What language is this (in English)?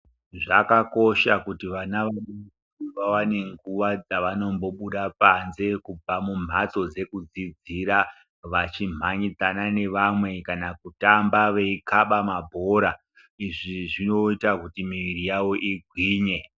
Ndau